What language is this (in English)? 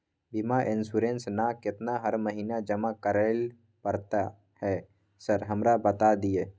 Maithili